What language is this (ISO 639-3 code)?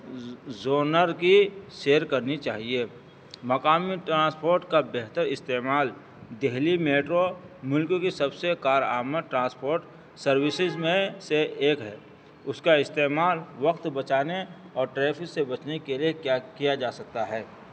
urd